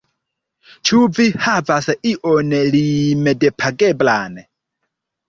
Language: Esperanto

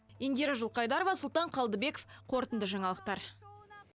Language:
Kazakh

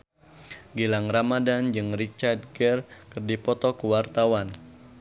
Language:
Sundanese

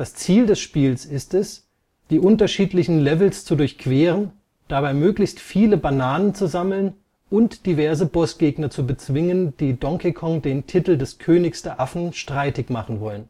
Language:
German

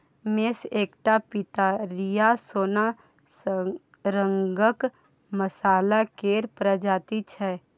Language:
Maithili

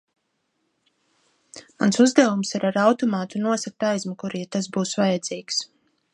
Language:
Latvian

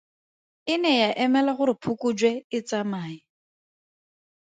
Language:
Tswana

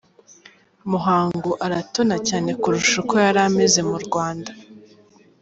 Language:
Kinyarwanda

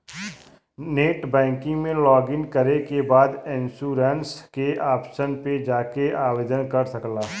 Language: Bhojpuri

